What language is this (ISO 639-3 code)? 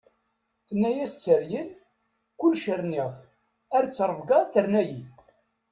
kab